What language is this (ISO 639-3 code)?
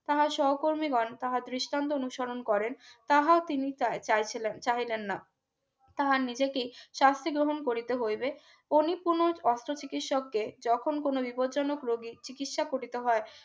ben